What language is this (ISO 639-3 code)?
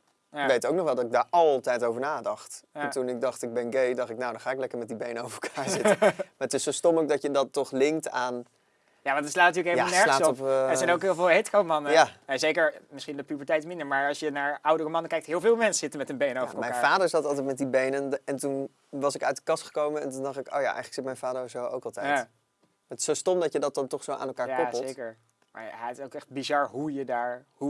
nld